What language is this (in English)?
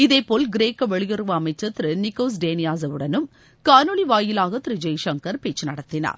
Tamil